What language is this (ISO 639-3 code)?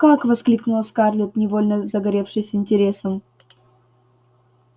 rus